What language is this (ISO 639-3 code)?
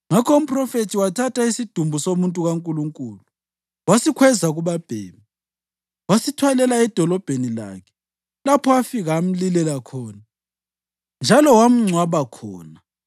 nde